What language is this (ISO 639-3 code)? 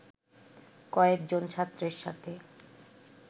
ben